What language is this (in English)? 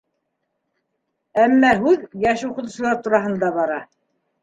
Bashkir